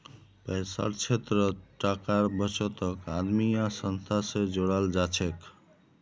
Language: Magahi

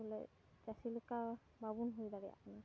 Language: Santali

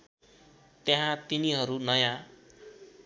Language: Nepali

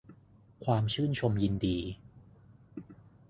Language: Thai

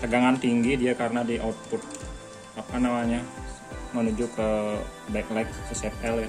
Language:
Indonesian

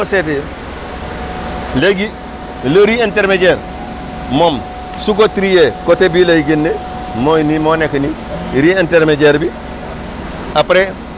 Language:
Wolof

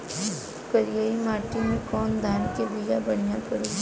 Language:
Bhojpuri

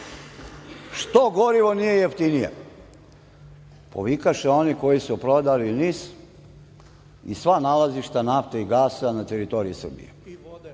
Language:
Serbian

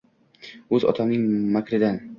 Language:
Uzbek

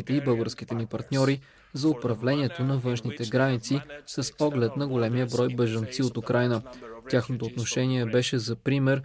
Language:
Bulgarian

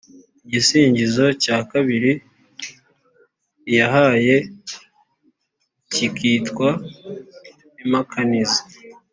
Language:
Kinyarwanda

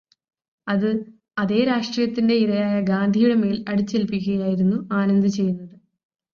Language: Malayalam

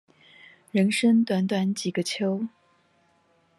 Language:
Chinese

